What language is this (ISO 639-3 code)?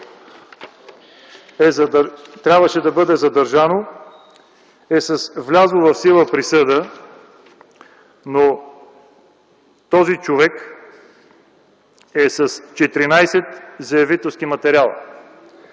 bul